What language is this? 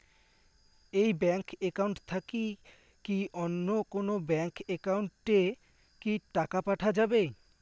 Bangla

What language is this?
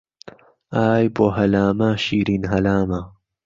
Central Kurdish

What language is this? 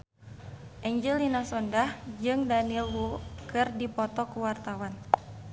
Sundanese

